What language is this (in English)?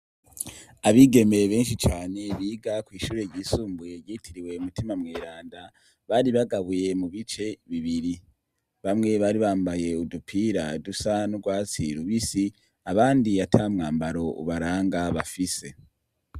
Rundi